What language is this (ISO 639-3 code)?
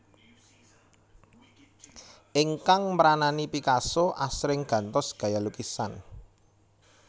jav